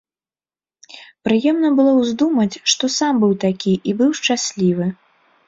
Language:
Belarusian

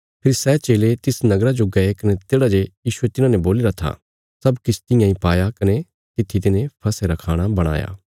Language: Bilaspuri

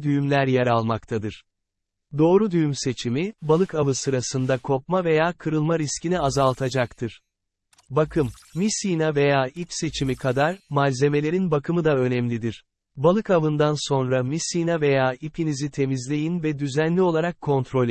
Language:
Turkish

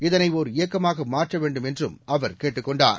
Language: Tamil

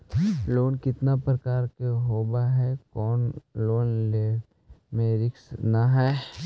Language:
Magahi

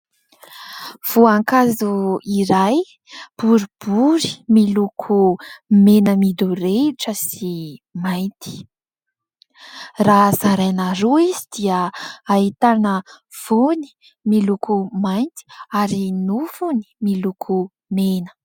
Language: Malagasy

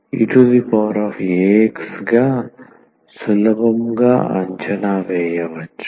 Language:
Telugu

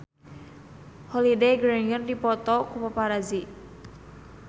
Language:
Sundanese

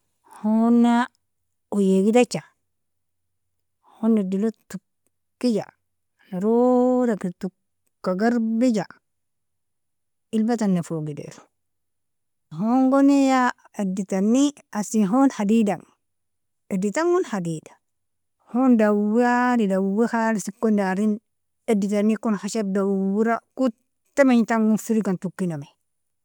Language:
Nobiin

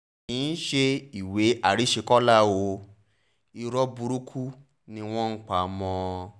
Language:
Yoruba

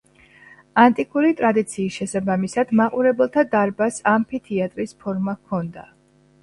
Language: Georgian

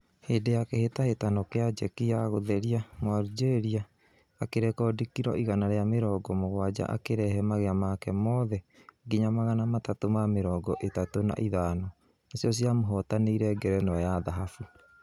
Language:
Kikuyu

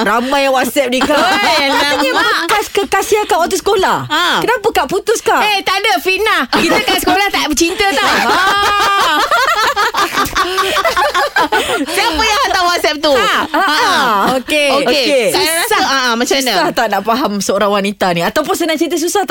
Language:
Malay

